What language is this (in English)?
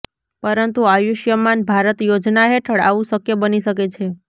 Gujarati